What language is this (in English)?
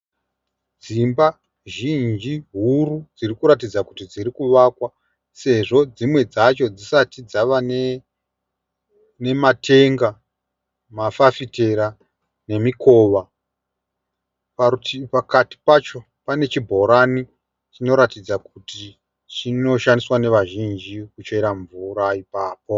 Shona